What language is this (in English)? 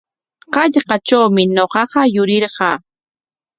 Corongo Ancash Quechua